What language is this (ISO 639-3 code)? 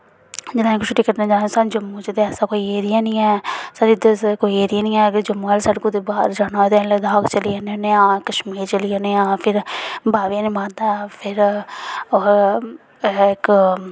doi